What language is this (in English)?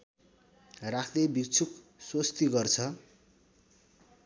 Nepali